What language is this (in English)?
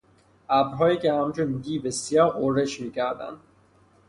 Persian